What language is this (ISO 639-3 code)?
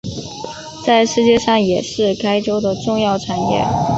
zho